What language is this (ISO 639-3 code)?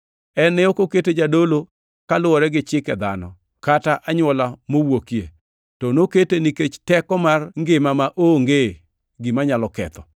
luo